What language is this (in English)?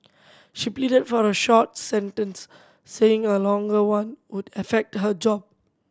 English